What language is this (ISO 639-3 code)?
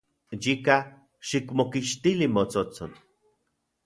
ncx